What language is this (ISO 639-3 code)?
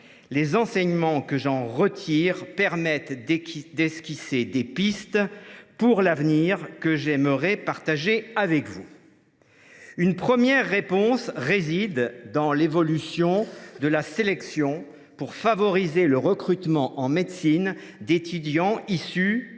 fra